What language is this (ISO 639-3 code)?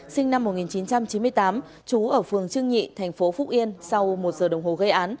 vie